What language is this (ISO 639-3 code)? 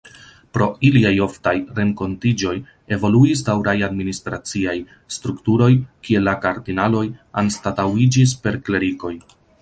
epo